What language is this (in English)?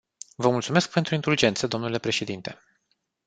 Romanian